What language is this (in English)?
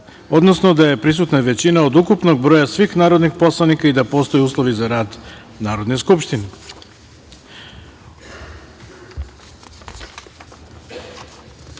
Serbian